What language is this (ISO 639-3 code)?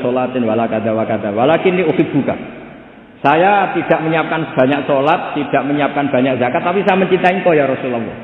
ind